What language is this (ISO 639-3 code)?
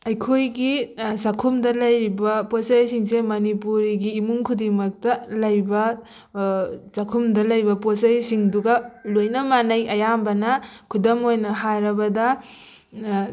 mni